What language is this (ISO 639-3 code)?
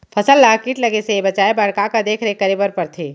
hne